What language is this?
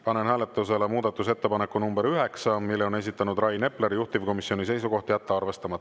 Estonian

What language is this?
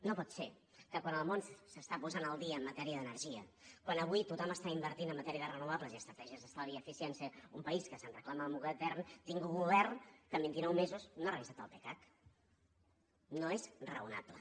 Catalan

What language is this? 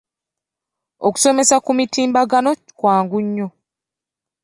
Ganda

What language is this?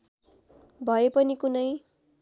Nepali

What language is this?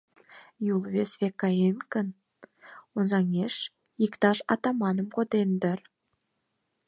Mari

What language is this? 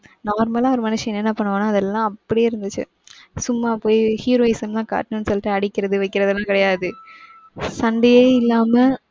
Tamil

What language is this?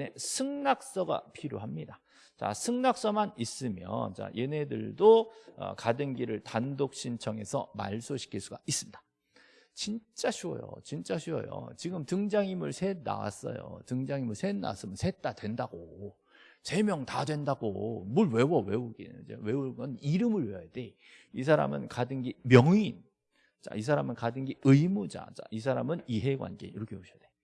Korean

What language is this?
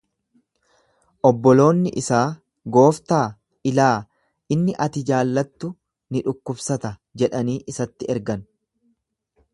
Oromo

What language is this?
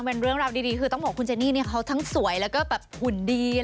Thai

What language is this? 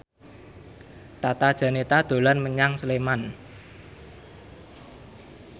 Javanese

